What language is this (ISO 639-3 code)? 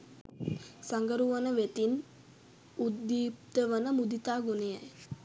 sin